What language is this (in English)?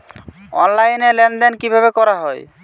Bangla